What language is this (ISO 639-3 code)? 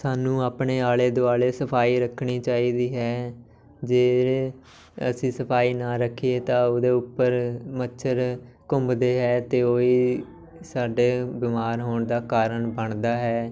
pan